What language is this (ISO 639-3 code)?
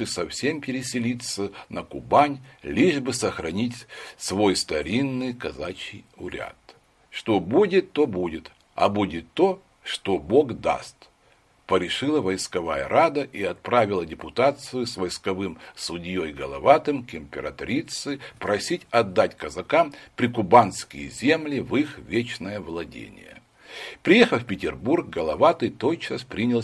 rus